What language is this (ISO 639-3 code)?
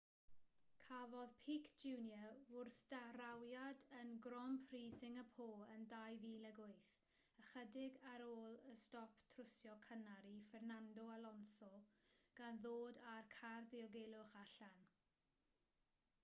cym